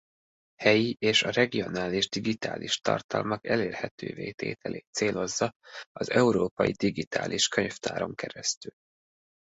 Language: Hungarian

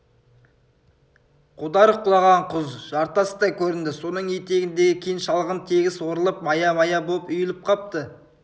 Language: Kazakh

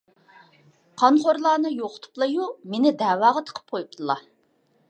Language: Uyghur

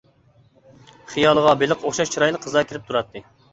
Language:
Uyghur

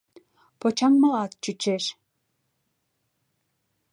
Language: Mari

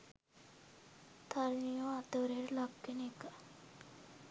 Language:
Sinhala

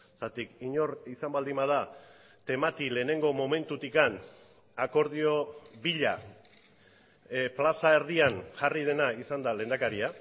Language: Basque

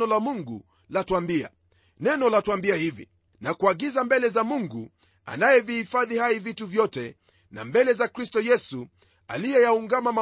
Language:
Swahili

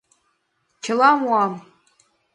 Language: Mari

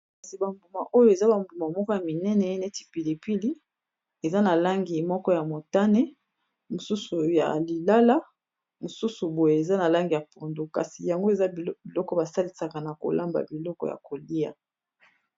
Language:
Lingala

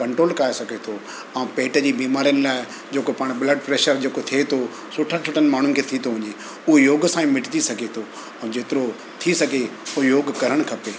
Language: Sindhi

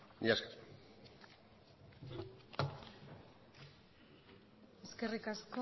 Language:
Basque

